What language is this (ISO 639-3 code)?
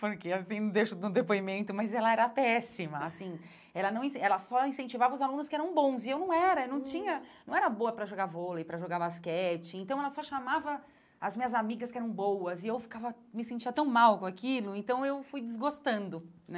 por